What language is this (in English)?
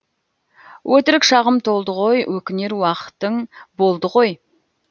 Kazakh